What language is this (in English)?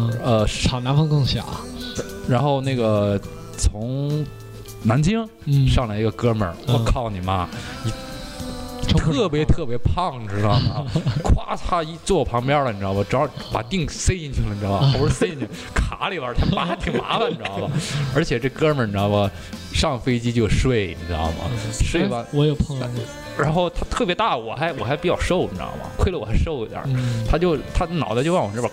Chinese